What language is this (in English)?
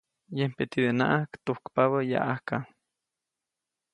Copainalá Zoque